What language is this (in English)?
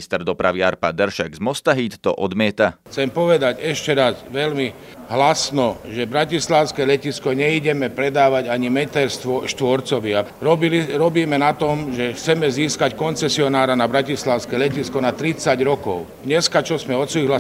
Slovak